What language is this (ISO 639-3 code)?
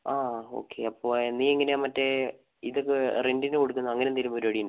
mal